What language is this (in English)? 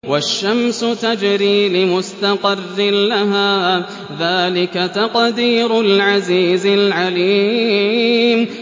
Arabic